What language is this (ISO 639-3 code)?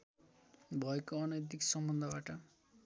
nep